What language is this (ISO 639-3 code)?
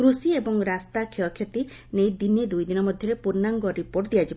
ori